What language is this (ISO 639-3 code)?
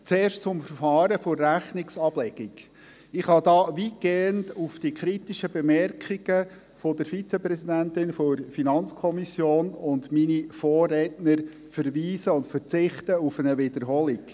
gsw